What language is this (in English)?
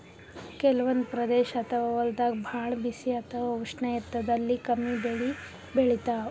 Kannada